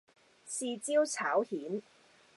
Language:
Cantonese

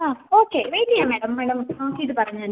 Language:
Malayalam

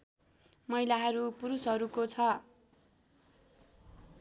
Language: Nepali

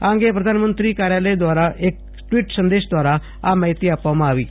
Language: Gujarati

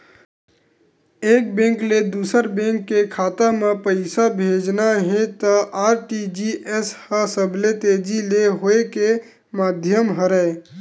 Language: Chhattisgarhi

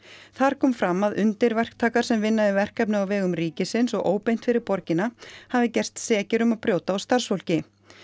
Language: Icelandic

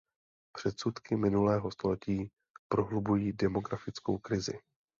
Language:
Czech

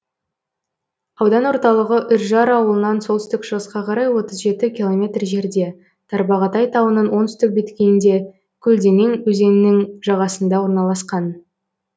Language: Kazakh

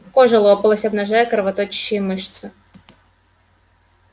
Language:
Russian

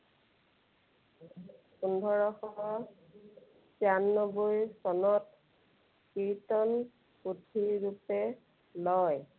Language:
Assamese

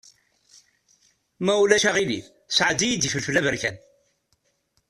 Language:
Kabyle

